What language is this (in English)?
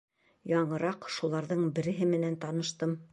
Bashkir